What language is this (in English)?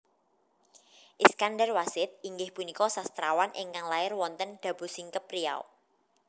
Javanese